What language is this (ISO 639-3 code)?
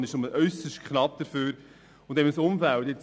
gsw